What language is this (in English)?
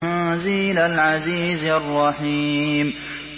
Arabic